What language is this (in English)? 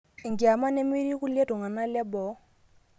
Masai